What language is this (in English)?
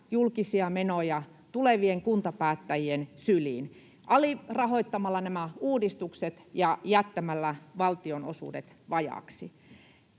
Finnish